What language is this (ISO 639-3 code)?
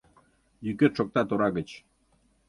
chm